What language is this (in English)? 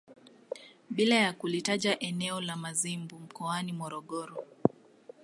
Swahili